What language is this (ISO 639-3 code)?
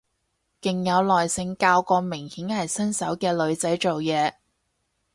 yue